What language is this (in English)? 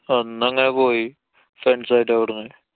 Malayalam